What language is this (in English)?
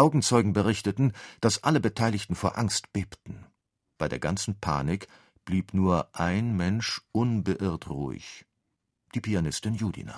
German